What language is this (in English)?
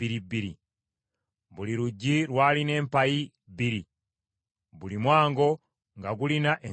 Ganda